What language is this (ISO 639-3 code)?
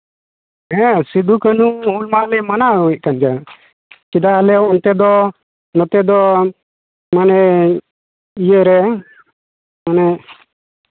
sat